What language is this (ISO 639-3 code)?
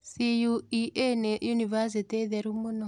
kik